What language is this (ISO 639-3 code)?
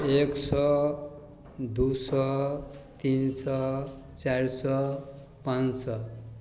mai